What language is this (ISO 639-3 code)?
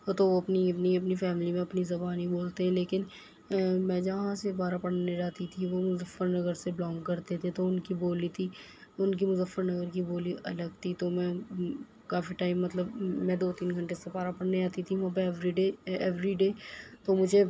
urd